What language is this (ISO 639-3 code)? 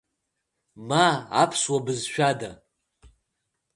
abk